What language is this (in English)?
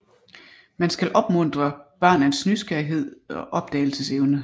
Danish